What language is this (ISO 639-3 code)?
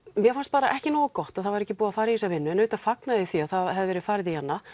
isl